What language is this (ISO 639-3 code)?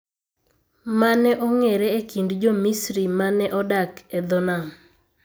luo